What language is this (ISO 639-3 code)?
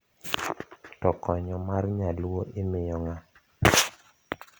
luo